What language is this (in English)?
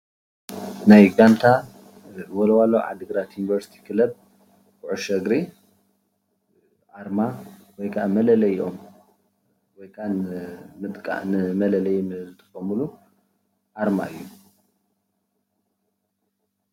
Tigrinya